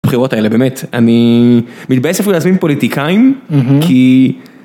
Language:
Hebrew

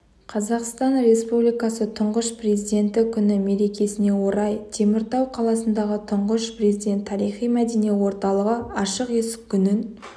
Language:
Kazakh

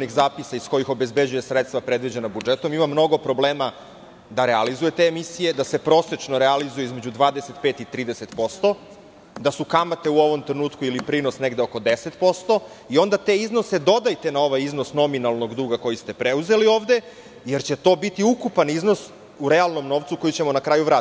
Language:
Serbian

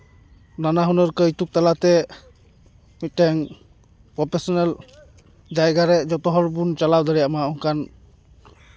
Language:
Santali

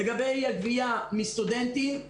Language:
Hebrew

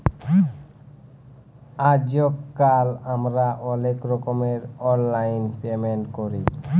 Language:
Bangla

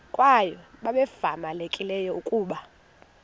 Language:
Xhosa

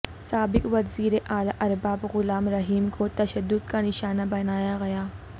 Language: Urdu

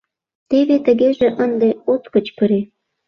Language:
Mari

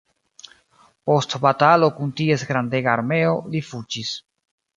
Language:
Esperanto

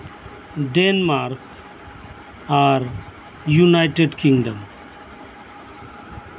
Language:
Santali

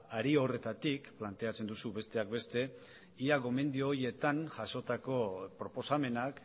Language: Basque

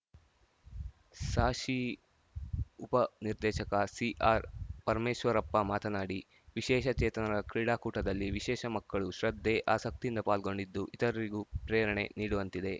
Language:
Kannada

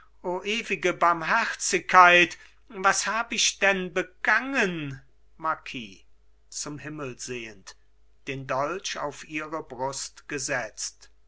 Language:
German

